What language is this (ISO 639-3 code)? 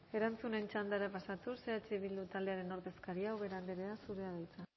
eus